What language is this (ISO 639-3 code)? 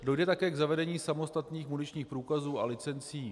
ces